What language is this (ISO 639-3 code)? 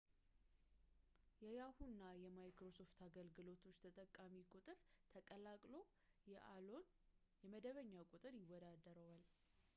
amh